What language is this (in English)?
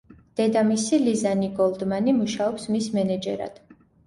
Georgian